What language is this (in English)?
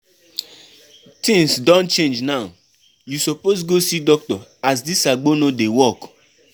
Nigerian Pidgin